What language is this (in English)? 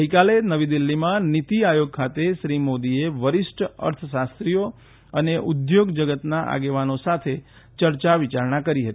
Gujarati